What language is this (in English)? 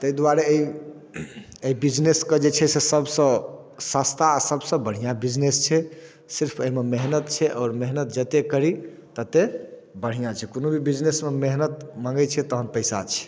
Maithili